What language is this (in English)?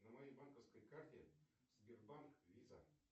Russian